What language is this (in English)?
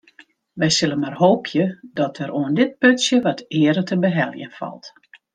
Western Frisian